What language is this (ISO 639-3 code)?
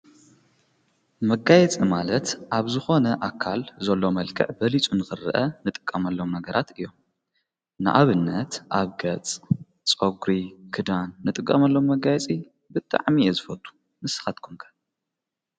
tir